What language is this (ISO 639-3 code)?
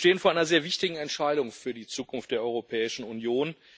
deu